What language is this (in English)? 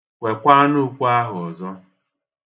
Igbo